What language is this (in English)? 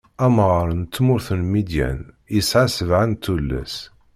Kabyle